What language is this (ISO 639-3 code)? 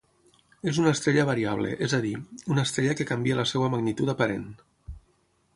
cat